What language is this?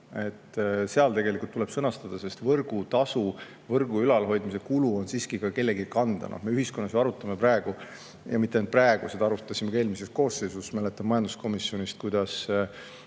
Estonian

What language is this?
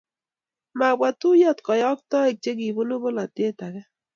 Kalenjin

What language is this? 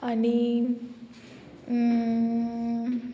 Konkani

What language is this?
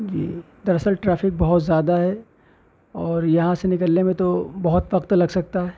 Urdu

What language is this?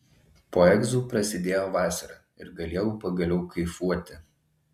Lithuanian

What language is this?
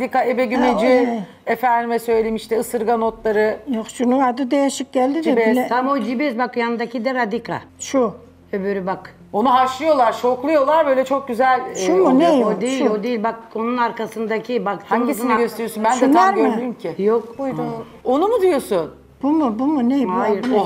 Turkish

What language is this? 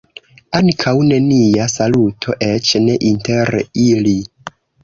Esperanto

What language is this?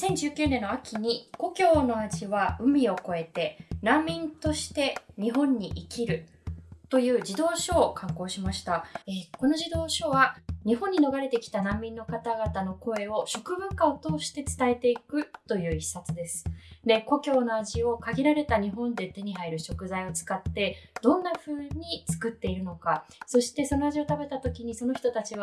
Japanese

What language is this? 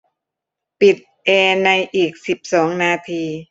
Thai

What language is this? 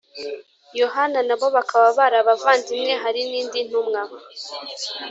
Kinyarwanda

